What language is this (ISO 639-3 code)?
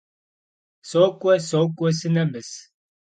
kbd